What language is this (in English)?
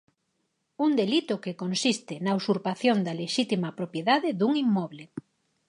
Galician